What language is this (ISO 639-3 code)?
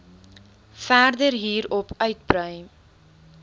afr